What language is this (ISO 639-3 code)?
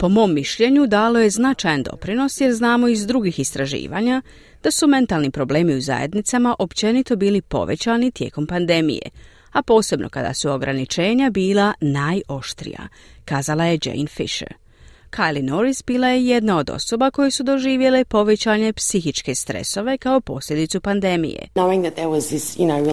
hrv